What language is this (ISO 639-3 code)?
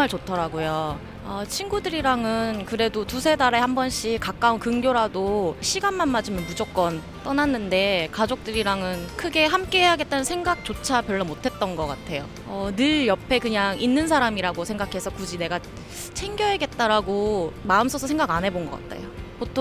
kor